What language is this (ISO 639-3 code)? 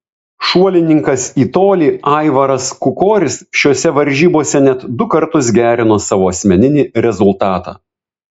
lit